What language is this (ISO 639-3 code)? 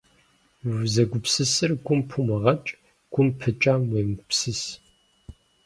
kbd